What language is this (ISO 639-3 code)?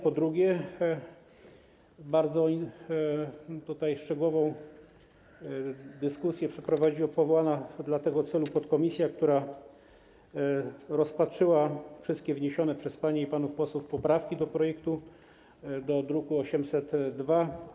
pol